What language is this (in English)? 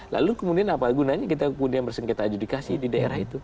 Indonesian